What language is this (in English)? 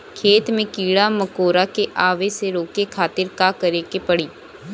Bhojpuri